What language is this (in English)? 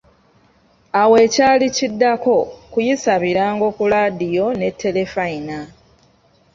Ganda